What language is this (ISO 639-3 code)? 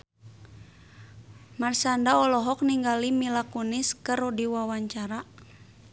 sun